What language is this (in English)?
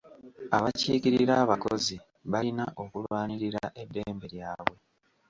Ganda